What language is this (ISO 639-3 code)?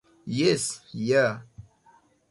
epo